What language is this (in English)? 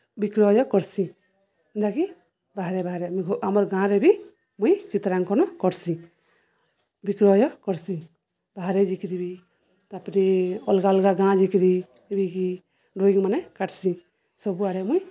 Odia